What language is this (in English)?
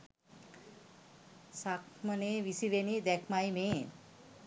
Sinhala